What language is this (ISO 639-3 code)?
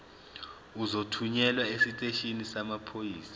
zul